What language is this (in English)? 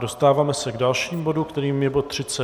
Czech